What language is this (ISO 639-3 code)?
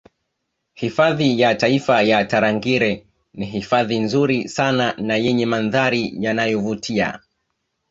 swa